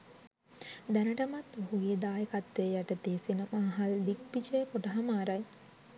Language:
Sinhala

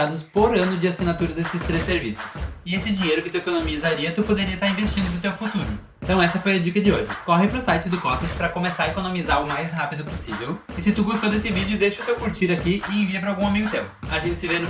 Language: Portuguese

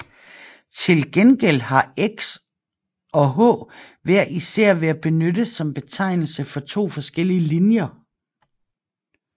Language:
Danish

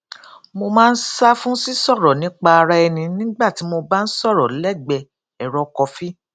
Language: Yoruba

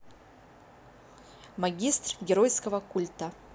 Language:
Russian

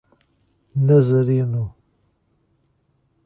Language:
Portuguese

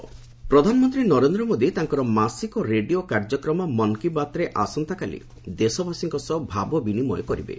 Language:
Odia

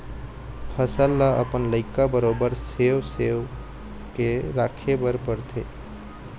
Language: Chhattisgarhi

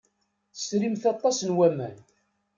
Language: Kabyle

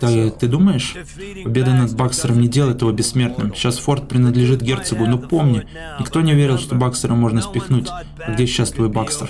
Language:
Russian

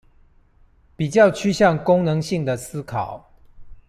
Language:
Chinese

